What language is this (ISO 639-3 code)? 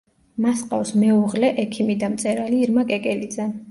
kat